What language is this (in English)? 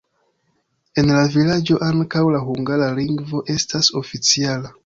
Esperanto